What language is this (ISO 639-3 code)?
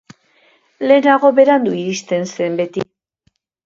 eus